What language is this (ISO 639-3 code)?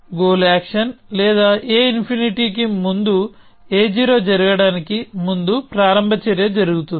tel